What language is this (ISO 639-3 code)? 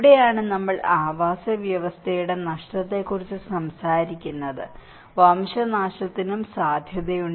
mal